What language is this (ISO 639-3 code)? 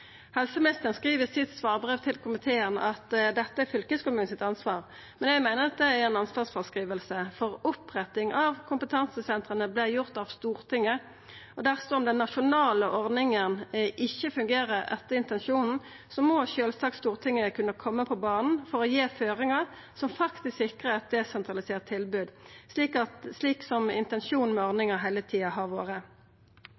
nno